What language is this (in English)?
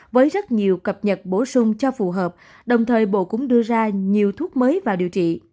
Vietnamese